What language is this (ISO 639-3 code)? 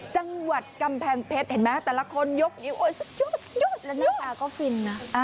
tha